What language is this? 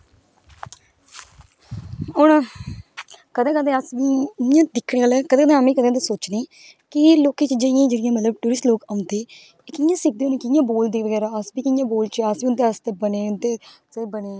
Dogri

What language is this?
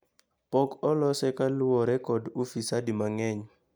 Luo (Kenya and Tanzania)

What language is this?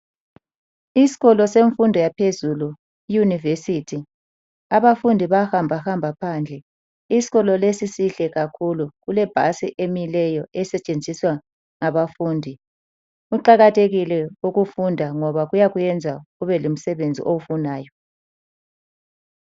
North Ndebele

